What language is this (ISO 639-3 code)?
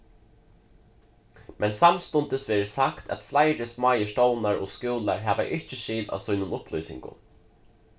fao